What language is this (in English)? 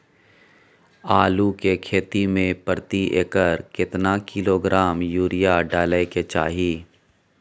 Maithili